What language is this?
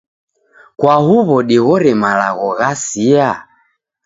Taita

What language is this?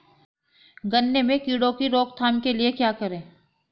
Hindi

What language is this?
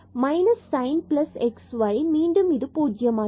Tamil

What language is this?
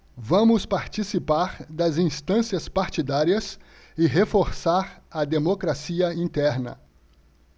Portuguese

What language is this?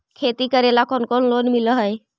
Magahi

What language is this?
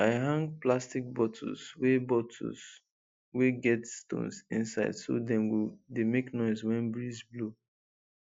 Nigerian Pidgin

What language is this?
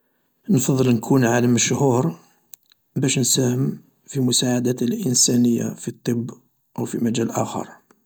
Algerian Arabic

